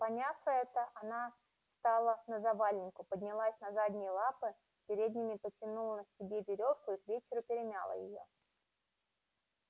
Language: Russian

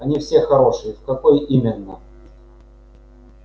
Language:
Russian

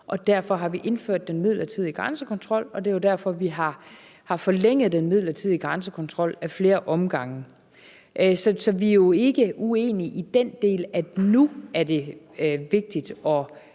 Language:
Danish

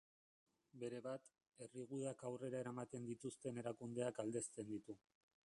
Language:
Basque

